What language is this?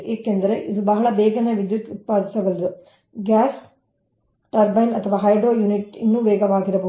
Kannada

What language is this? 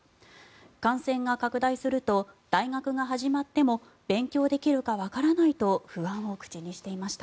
Japanese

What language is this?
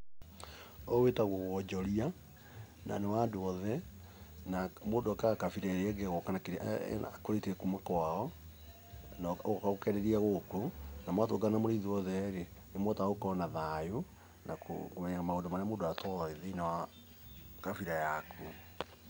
Kikuyu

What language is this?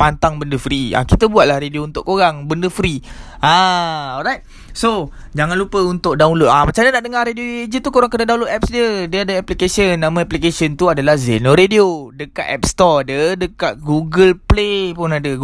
Malay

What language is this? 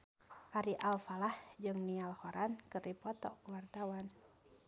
Sundanese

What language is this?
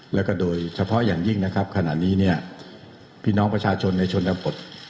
Thai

